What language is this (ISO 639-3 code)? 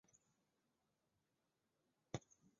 zho